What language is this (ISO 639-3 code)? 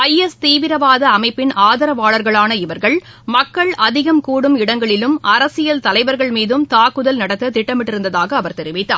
tam